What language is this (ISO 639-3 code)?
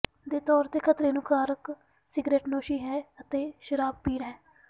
pan